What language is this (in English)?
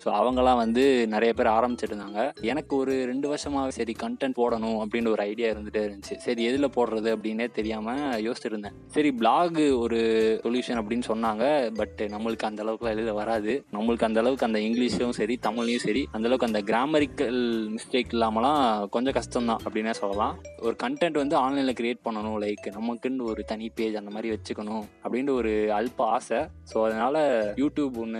Tamil